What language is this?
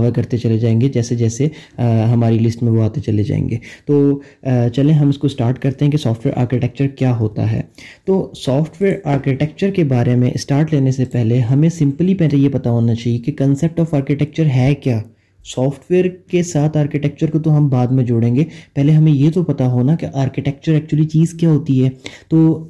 Urdu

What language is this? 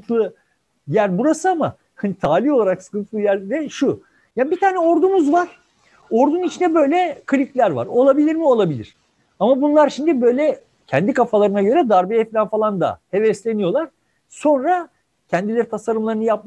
Turkish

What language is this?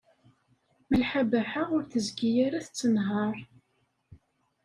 Kabyle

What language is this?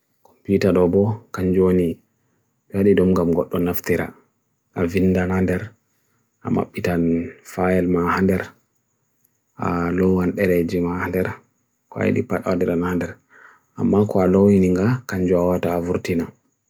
Bagirmi Fulfulde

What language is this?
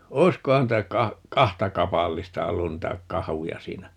Finnish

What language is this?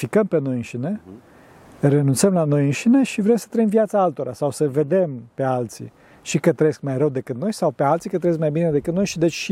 Romanian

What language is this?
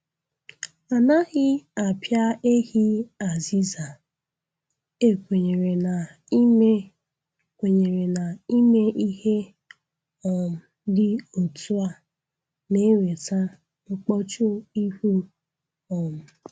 Igbo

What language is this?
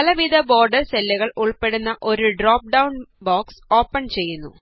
Malayalam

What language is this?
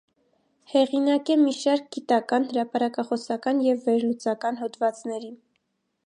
Armenian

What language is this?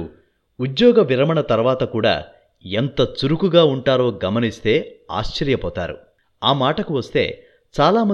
Telugu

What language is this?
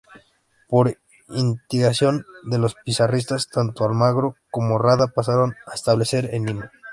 Spanish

